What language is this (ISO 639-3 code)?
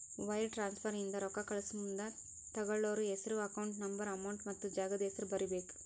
kan